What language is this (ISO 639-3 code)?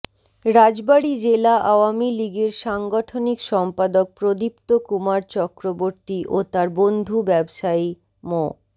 ben